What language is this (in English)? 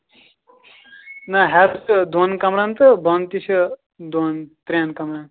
Kashmiri